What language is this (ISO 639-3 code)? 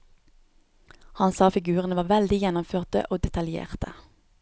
nor